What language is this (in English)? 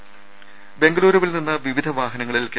Malayalam